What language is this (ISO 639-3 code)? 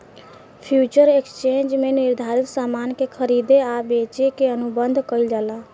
bho